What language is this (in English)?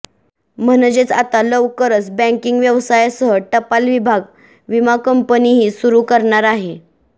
Marathi